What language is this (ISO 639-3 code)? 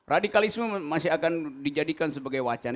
ind